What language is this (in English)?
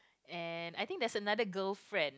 English